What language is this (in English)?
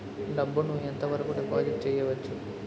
Telugu